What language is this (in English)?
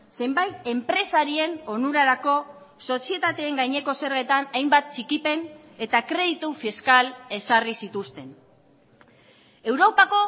Basque